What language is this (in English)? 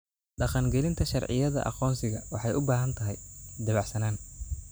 Somali